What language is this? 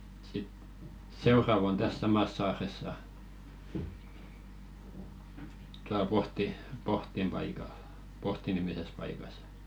Finnish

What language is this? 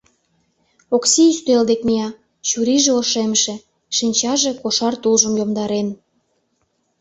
Mari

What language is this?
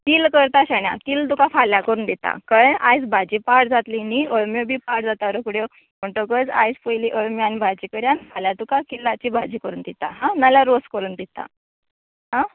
Konkani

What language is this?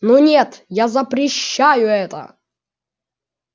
Russian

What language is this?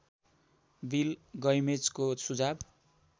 Nepali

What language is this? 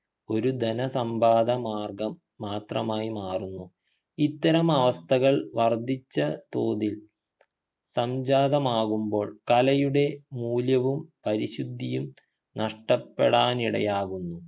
Malayalam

